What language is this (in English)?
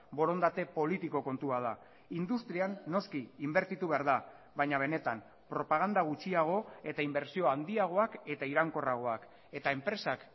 Basque